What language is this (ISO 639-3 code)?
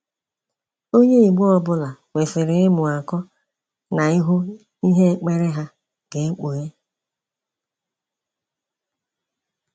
ibo